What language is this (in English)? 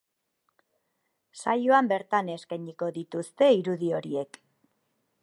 Basque